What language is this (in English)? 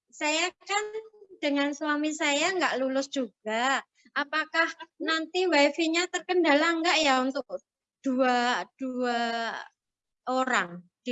Indonesian